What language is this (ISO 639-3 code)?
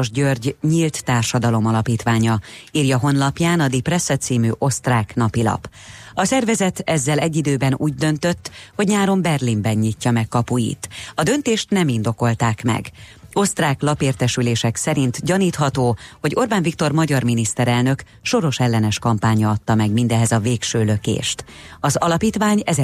hun